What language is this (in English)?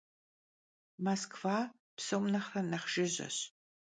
Kabardian